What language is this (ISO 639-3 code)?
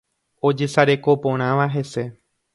grn